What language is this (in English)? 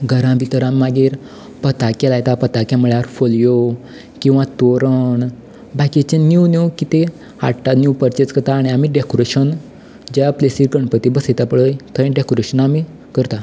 Konkani